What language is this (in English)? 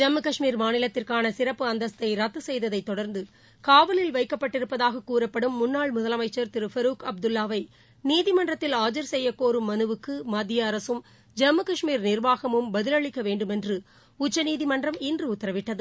Tamil